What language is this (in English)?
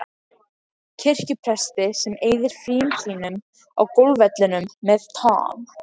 Icelandic